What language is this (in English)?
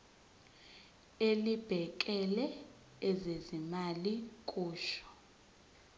Zulu